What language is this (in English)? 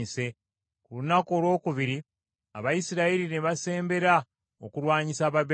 Ganda